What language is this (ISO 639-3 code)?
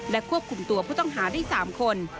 tha